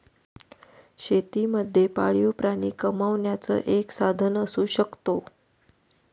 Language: Marathi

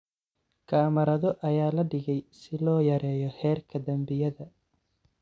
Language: Somali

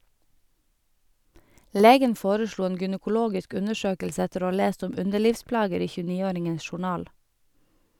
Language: Norwegian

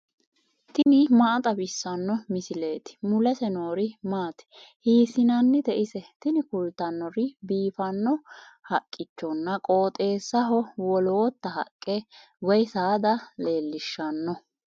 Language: Sidamo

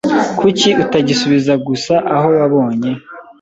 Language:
Kinyarwanda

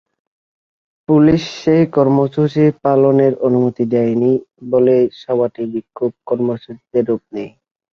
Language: Bangla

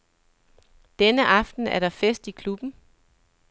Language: Danish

